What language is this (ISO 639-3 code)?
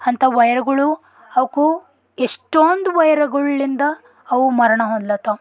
kan